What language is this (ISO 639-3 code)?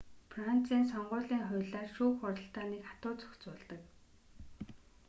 mon